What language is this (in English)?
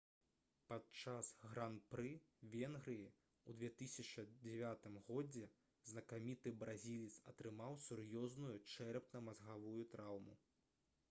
Belarusian